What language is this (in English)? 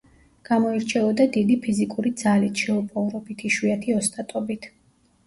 Georgian